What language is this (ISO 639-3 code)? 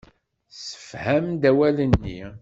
kab